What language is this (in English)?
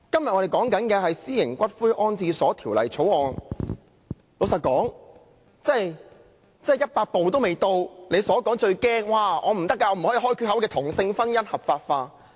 Cantonese